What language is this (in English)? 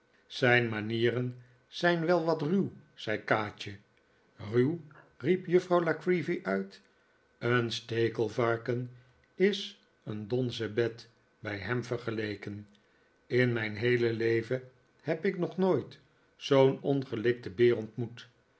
Dutch